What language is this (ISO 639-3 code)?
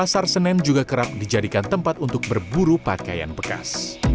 ind